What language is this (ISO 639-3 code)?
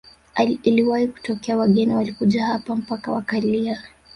swa